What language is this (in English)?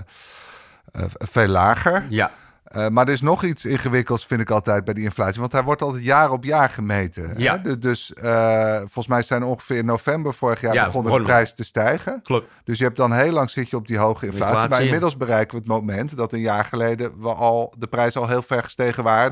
Dutch